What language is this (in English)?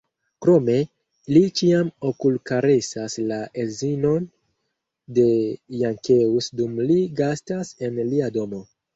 Esperanto